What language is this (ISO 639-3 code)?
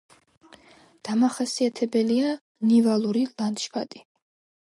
kat